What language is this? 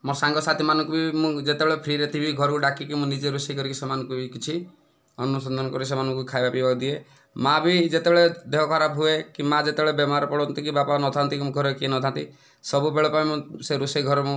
Odia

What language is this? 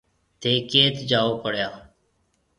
Marwari (Pakistan)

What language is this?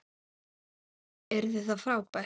Icelandic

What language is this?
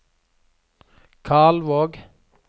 Norwegian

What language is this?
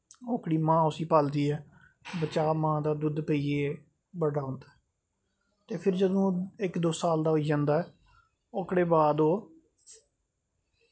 Dogri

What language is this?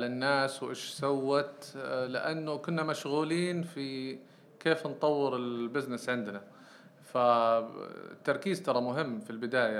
Arabic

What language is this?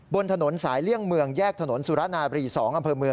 Thai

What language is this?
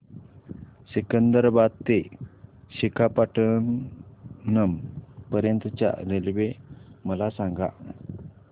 Marathi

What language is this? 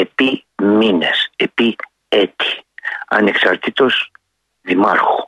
Greek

